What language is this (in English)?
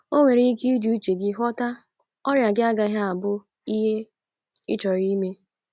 Igbo